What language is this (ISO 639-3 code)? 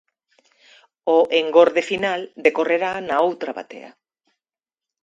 glg